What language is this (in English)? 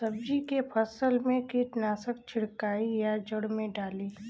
Bhojpuri